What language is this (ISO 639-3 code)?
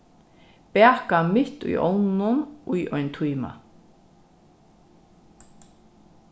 fao